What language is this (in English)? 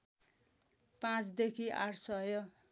Nepali